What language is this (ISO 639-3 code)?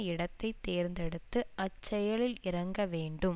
tam